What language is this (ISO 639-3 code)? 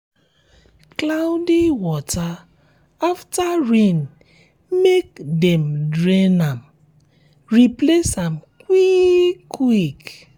pcm